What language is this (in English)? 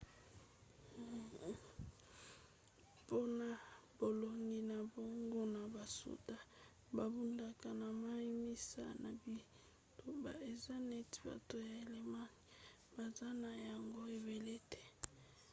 Lingala